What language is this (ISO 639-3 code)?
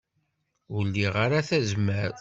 kab